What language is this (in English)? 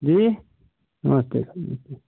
Hindi